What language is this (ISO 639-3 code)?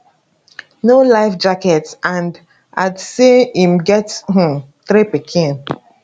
pcm